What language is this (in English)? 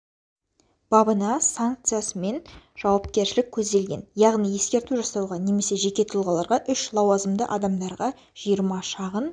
Kazakh